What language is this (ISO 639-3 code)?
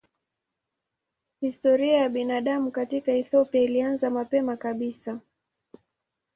swa